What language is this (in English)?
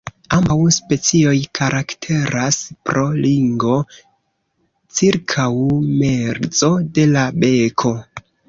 Esperanto